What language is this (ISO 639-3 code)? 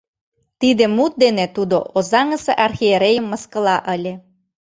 chm